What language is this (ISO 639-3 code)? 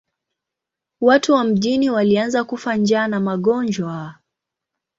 swa